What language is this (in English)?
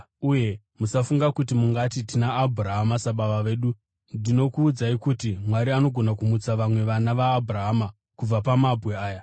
Shona